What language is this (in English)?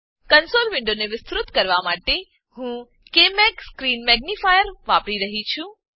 Gujarati